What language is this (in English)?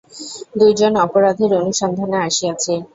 Bangla